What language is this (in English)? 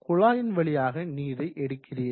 Tamil